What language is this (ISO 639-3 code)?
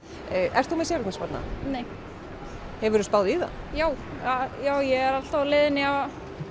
isl